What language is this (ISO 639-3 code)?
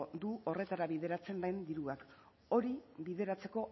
eus